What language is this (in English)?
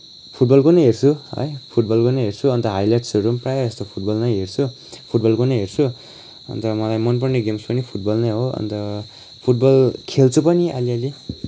Nepali